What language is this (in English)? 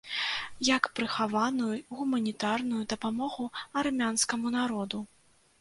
Belarusian